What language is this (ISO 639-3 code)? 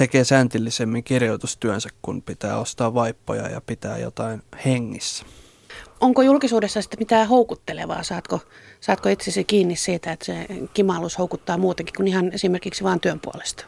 fin